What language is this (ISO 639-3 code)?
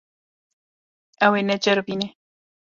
kur